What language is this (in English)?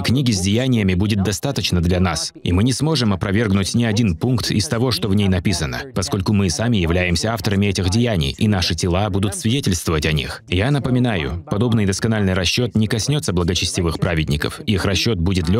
Russian